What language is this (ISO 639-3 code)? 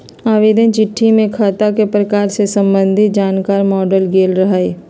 mag